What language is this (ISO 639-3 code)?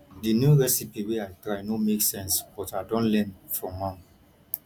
pcm